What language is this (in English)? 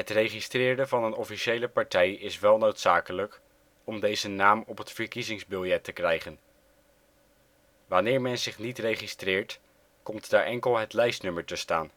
Dutch